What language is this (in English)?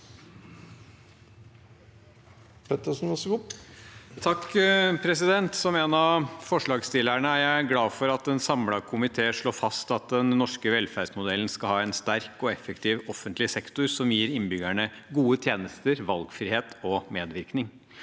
Norwegian